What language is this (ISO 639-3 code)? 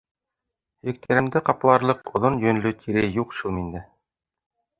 bak